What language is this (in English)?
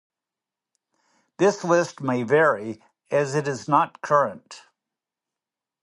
English